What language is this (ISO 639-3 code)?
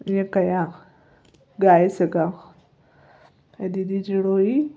snd